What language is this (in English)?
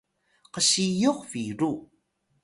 Atayal